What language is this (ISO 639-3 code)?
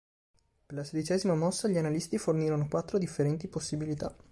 ita